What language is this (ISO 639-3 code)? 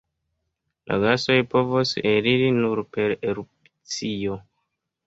epo